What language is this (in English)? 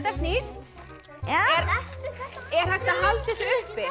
Icelandic